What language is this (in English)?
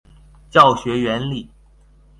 Chinese